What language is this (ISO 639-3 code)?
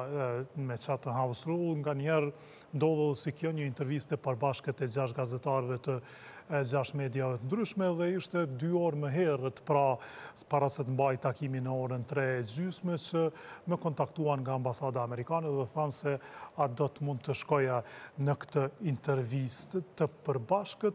ron